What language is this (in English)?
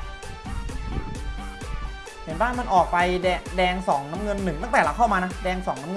Thai